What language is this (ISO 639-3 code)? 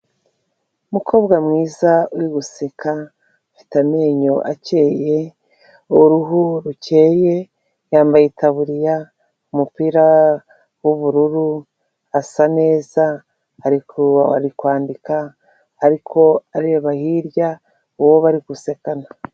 kin